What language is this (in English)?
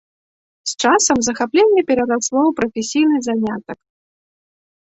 Belarusian